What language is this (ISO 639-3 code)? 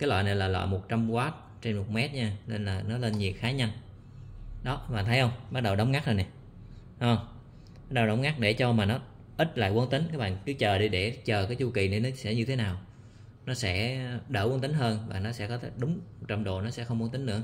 vie